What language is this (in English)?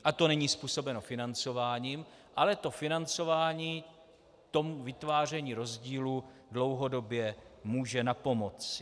Czech